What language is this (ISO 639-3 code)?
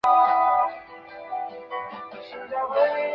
zho